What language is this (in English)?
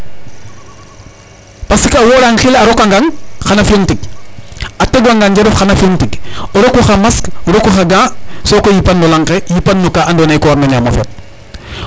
Serer